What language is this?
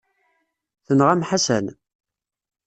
Kabyle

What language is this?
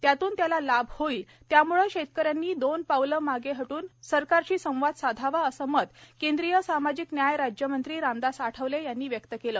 Marathi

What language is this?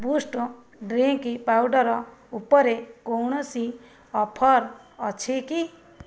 Odia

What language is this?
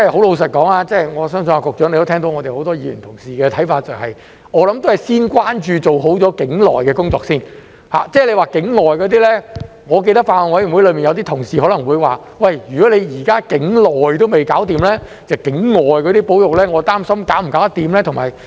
Cantonese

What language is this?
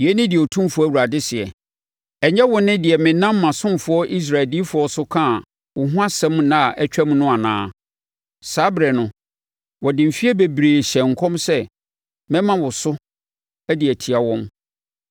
Akan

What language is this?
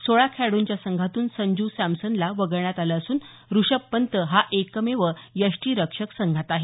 Marathi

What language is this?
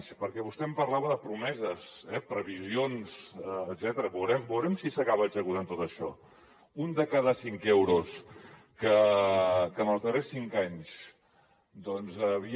Catalan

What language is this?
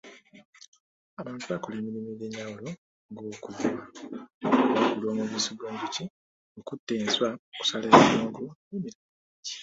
Ganda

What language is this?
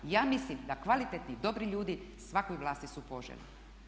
Croatian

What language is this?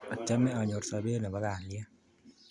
Kalenjin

